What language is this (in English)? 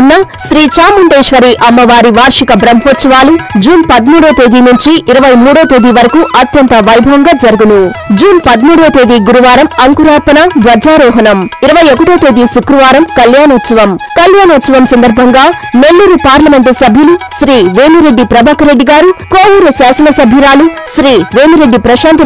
Telugu